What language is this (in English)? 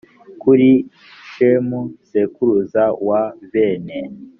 Kinyarwanda